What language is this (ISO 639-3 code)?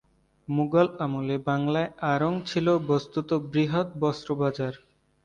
ben